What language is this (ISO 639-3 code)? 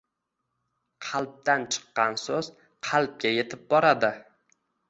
uzb